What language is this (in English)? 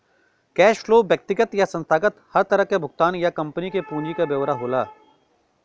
Bhojpuri